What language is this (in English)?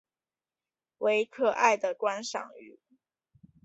Chinese